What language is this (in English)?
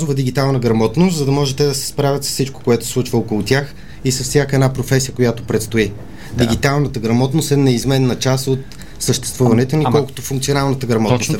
Bulgarian